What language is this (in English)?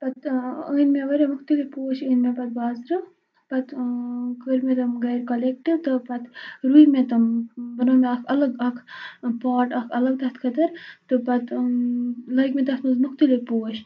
Kashmiri